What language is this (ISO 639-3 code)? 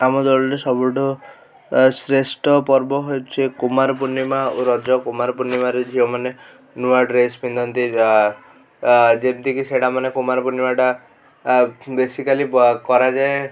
ori